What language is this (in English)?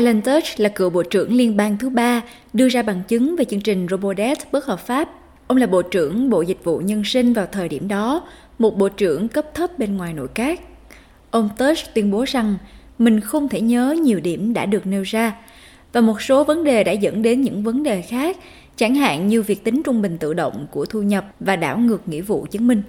Vietnamese